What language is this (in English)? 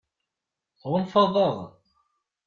Kabyle